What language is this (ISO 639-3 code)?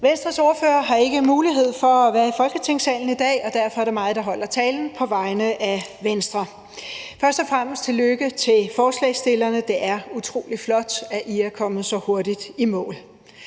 dan